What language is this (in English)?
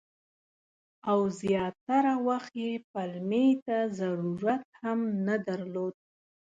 Pashto